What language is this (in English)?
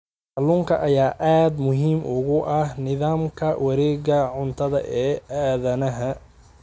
Somali